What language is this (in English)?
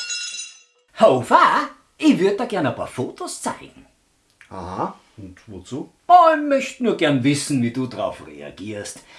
German